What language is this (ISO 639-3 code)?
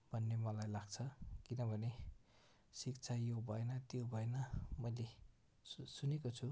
nep